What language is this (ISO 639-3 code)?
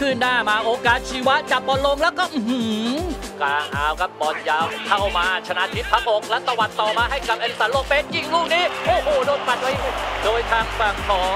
tha